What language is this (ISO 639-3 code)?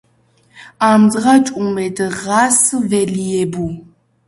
kat